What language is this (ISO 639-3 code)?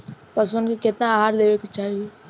bho